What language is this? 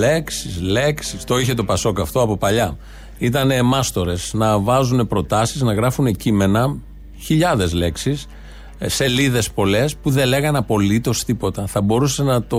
Greek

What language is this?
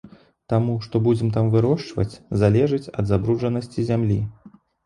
Belarusian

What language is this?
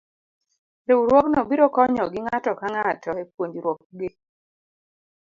Luo (Kenya and Tanzania)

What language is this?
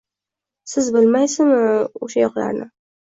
Uzbek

